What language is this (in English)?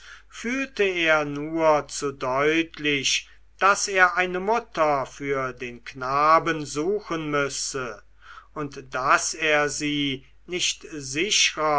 German